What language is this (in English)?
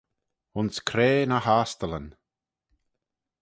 Manx